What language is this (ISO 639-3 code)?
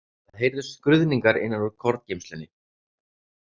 isl